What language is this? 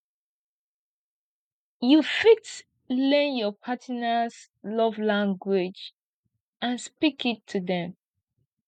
Nigerian Pidgin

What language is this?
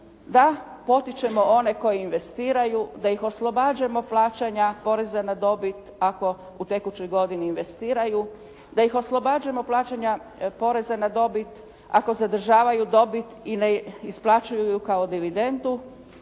Croatian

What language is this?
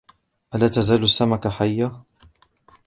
Arabic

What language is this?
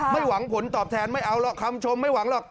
Thai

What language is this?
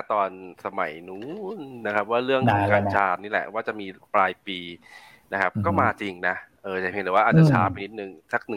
Thai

